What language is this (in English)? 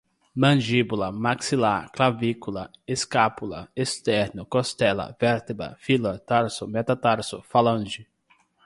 Portuguese